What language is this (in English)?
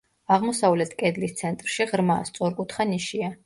Georgian